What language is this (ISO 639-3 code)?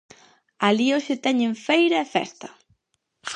glg